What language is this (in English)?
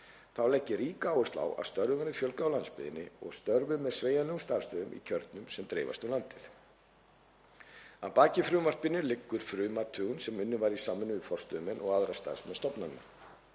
Icelandic